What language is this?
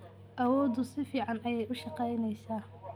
Somali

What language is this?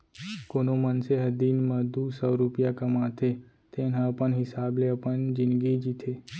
Chhattisgarhi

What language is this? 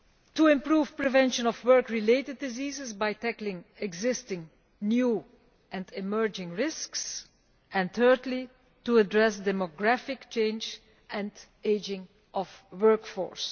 English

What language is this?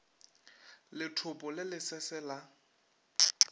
Northern Sotho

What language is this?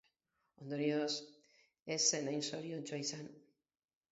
Basque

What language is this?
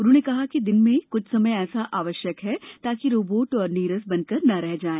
Hindi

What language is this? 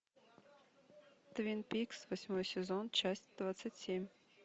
Russian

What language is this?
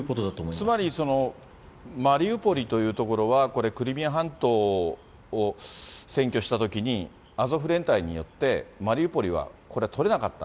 Japanese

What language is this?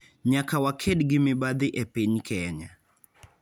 Luo (Kenya and Tanzania)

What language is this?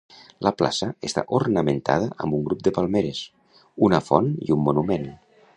Catalan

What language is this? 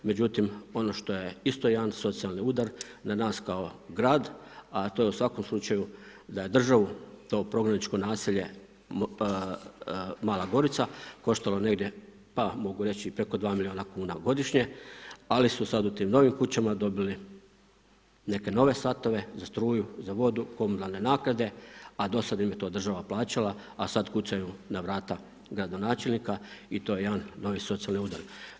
Croatian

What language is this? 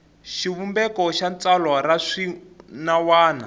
Tsonga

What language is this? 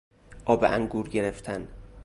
Persian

